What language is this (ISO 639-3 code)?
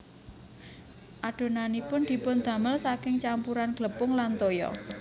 jav